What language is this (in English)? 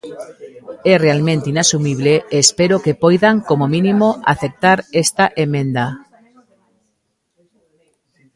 Galician